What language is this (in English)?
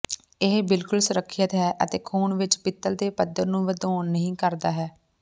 Punjabi